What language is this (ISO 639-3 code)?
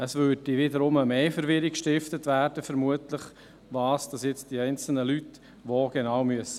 gsw